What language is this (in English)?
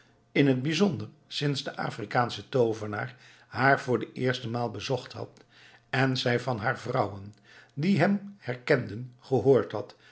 Dutch